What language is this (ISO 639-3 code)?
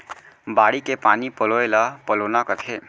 hne